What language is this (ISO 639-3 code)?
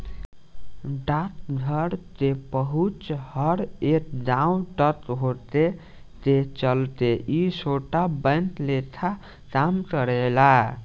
bho